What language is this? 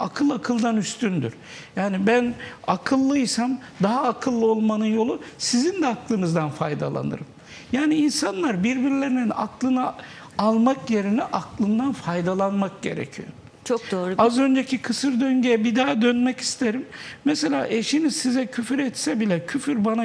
Turkish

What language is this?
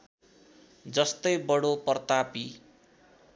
Nepali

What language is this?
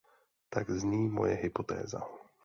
Czech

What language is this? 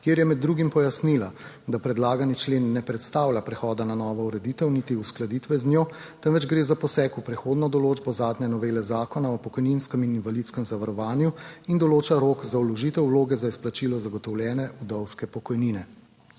Slovenian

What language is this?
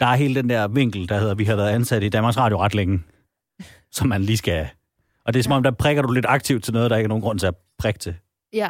Danish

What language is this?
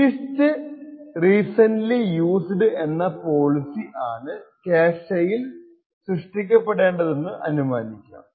Malayalam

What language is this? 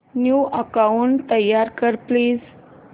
Marathi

